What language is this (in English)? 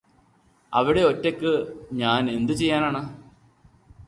Malayalam